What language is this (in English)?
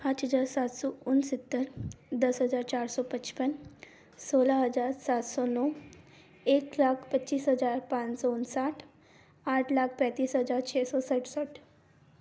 Hindi